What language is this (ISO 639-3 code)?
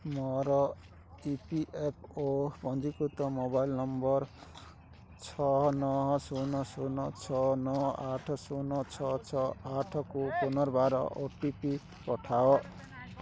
ori